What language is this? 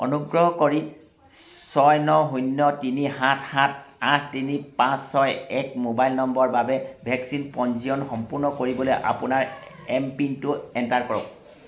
Assamese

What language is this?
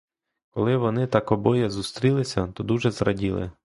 Ukrainian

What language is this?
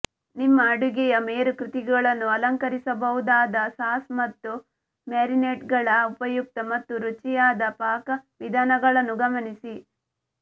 Kannada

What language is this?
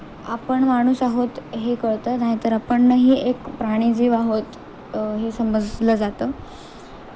Marathi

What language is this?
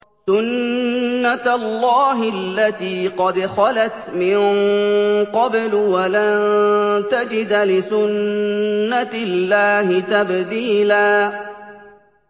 Arabic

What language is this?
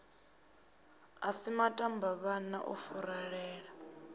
Venda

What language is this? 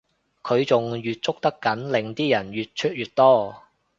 Cantonese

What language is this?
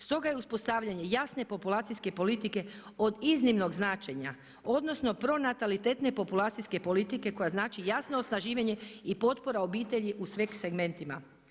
Croatian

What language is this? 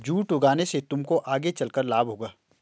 Hindi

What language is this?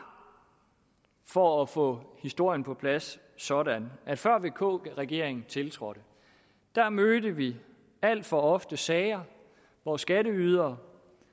Danish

